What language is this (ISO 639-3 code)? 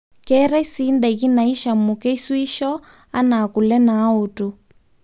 mas